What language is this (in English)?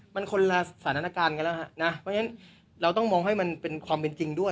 Thai